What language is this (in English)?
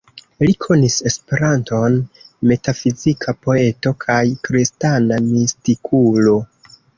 Esperanto